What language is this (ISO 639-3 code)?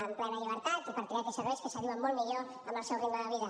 cat